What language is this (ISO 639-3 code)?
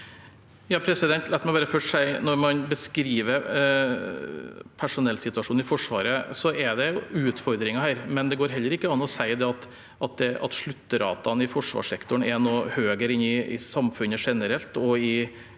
nor